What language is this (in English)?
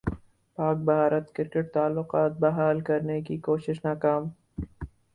Urdu